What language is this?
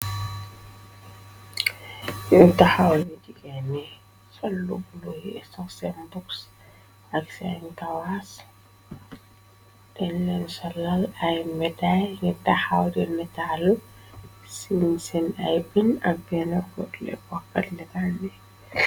Wolof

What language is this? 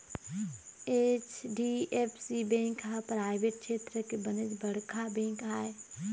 Chhattisgarhi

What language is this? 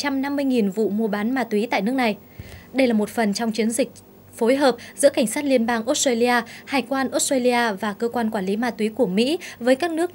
Vietnamese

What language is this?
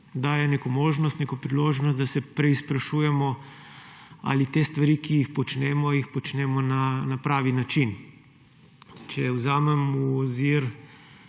Slovenian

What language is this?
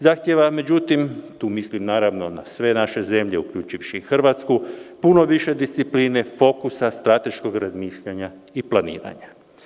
Serbian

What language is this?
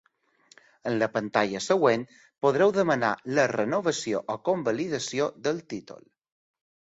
Catalan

